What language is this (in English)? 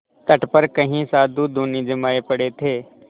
Hindi